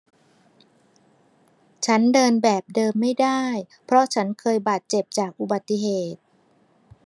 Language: Thai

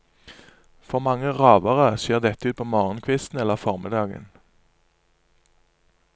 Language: Norwegian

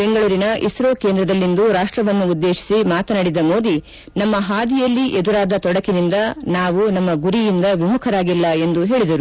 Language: Kannada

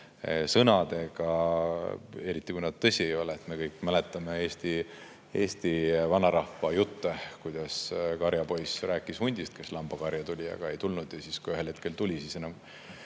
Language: Estonian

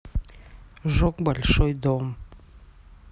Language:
Russian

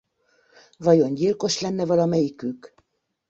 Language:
Hungarian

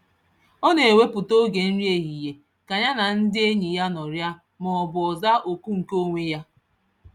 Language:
Igbo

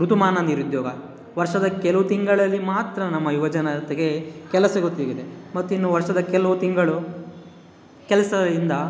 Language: Kannada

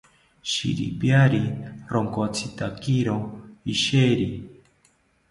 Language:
South Ucayali Ashéninka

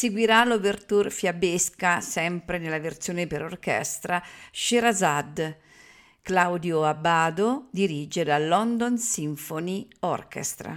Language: Italian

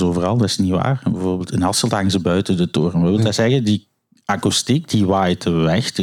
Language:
Dutch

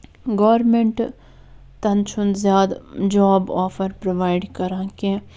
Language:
Kashmiri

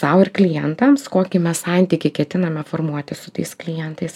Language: Lithuanian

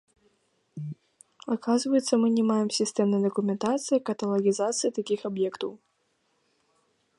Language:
Belarusian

